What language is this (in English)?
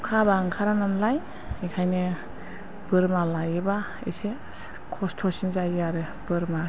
Bodo